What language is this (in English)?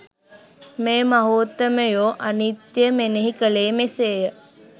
Sinhala